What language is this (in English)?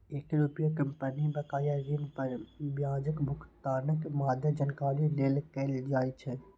Maithili